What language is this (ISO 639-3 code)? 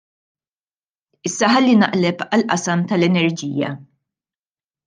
mlt